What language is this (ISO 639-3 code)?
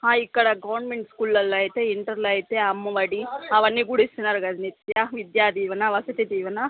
tel